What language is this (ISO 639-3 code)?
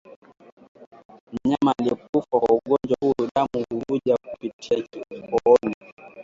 swa